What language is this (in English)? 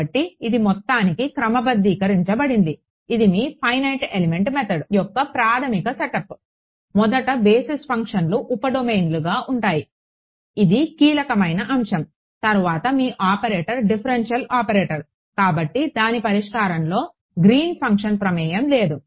Telugu